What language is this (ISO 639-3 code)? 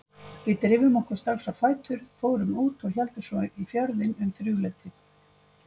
isl